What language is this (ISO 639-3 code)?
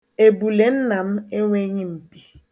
ibo